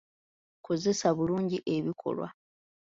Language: Ganda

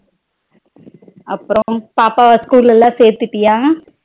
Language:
Tamil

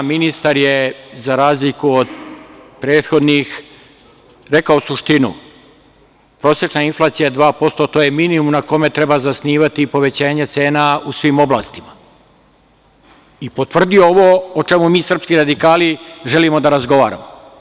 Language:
Serbian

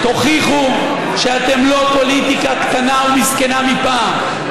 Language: Hebrew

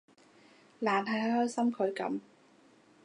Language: Cantonese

